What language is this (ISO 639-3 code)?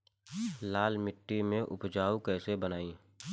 bho